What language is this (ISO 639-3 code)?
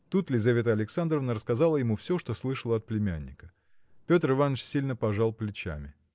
rus